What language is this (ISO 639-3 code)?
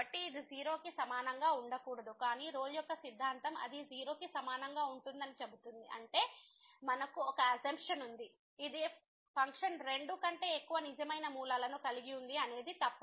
tel